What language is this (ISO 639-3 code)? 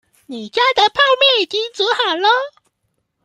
zho